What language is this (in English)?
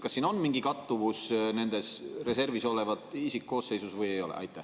Estonian